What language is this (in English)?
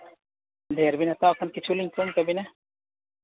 Santali